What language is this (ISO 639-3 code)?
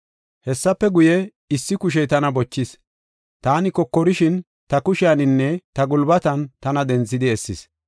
gof